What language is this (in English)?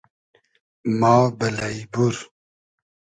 Hazaragi